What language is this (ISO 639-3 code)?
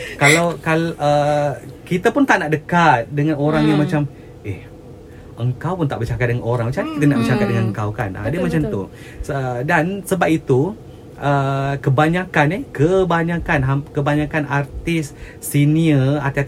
msa